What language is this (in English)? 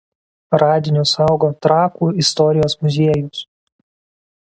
Lithuanian